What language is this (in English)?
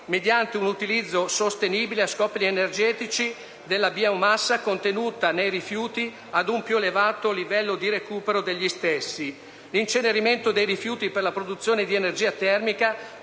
Italian